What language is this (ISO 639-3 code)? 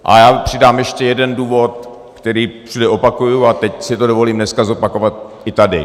ces